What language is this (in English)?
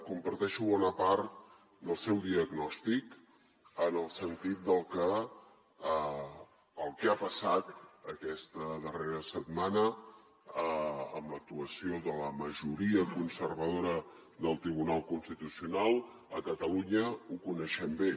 Catalan